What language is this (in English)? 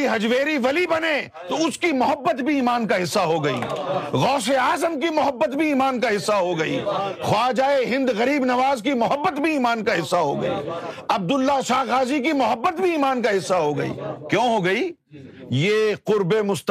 Urdu